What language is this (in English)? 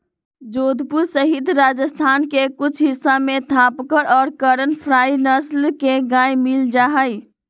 Magahi